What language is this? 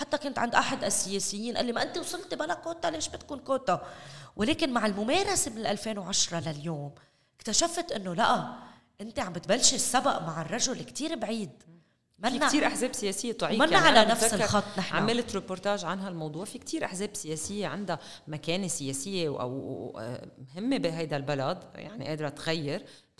Arabic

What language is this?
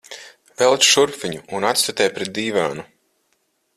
Latvian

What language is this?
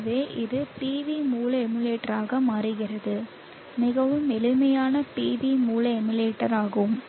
Tamil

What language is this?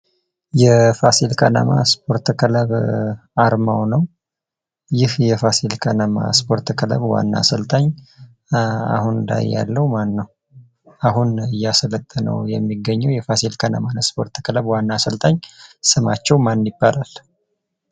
Amharic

